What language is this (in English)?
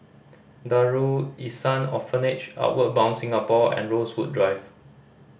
English